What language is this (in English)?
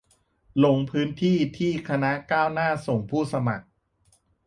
Thai